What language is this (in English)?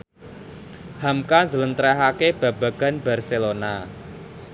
Javanese